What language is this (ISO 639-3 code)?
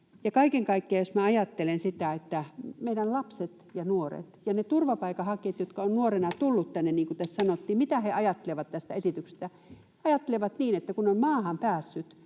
fin